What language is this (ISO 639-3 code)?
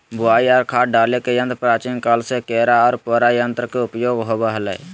mag